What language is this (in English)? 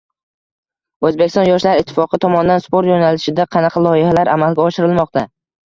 Uzbek